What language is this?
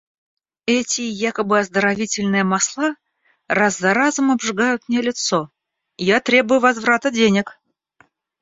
Russian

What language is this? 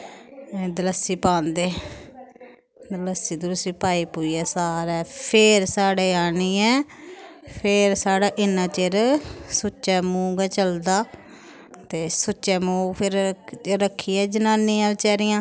Dogri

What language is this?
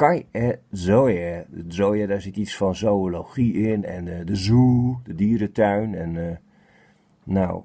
Dutch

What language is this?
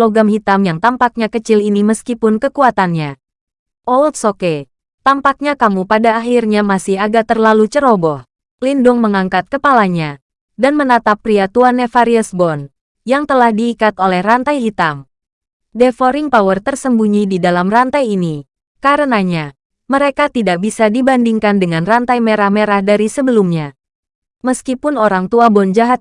Indonesian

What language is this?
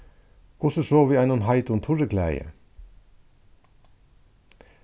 Faroese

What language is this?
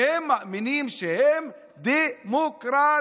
Hebrew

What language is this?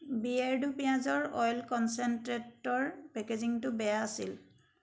Assamese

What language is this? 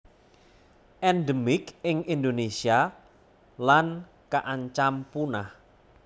Javanese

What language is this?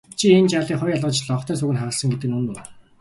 Mongolian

